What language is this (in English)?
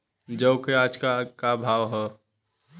Bhojpuri